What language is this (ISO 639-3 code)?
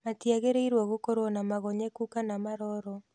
kik